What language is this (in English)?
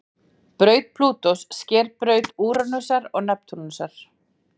Icelandic